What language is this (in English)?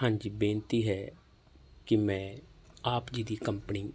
Punjabi